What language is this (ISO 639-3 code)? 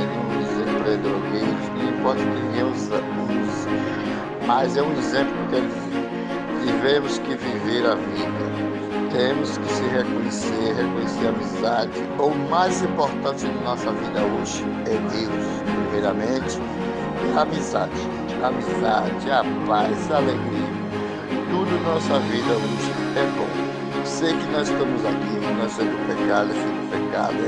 por